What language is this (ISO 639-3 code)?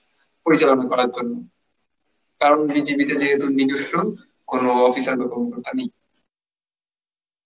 ben